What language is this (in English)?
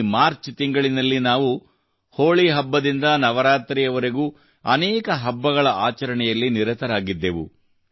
Kannada